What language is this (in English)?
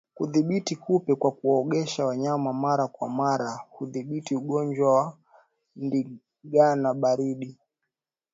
Swahili